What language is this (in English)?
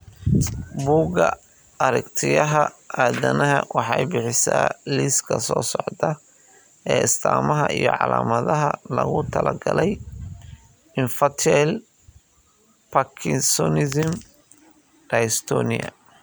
Somali